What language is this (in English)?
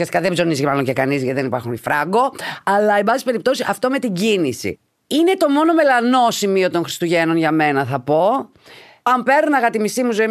Greek